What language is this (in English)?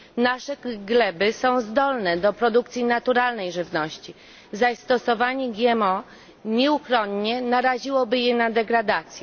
Polish